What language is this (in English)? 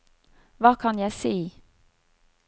Norwegian